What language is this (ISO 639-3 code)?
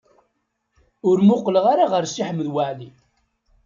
kab